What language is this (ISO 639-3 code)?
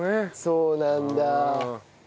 jpn